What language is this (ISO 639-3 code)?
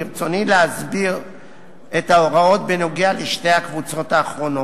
heb